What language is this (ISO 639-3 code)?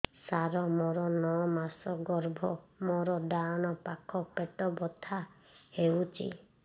ori